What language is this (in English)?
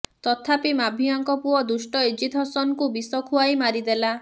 Odia